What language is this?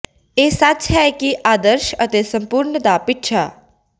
Punjabi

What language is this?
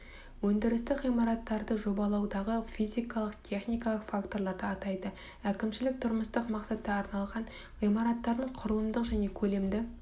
Kazakh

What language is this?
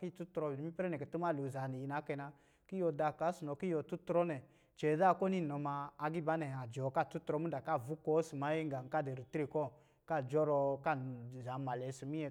Lijili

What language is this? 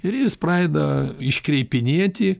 Lithuanian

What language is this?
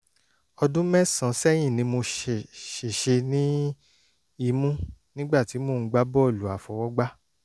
Yoruba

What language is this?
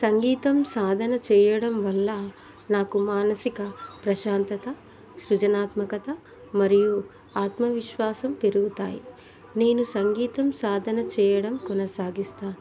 Telugu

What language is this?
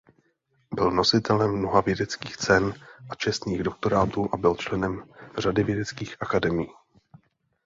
Czech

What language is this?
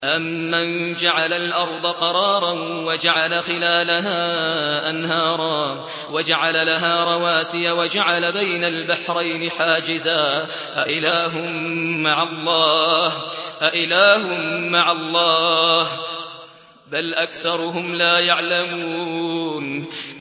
Arabic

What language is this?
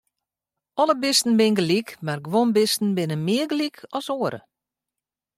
Western Frisian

